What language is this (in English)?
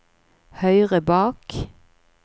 Norwegian